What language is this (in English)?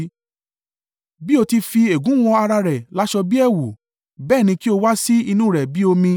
Yoruba